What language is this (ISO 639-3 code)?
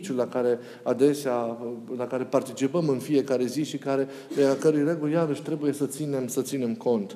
ron